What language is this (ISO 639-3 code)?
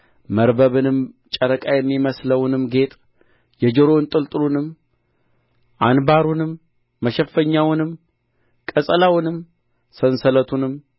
amh